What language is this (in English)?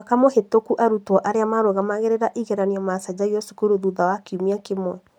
Kikuyu